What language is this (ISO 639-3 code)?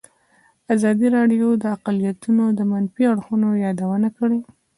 pus